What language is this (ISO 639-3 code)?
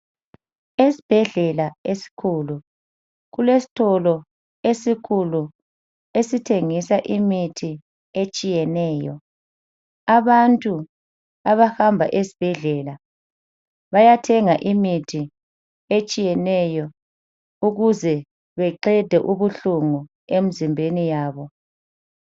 nde